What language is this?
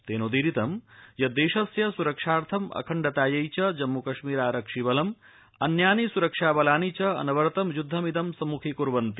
Sanskrit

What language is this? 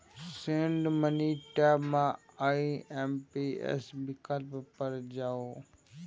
Maithili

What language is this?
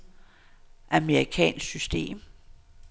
Danish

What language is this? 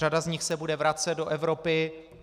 Czech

